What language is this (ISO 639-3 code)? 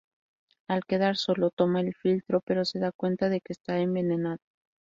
spa